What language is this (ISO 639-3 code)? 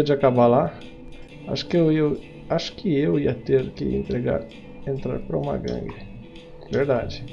por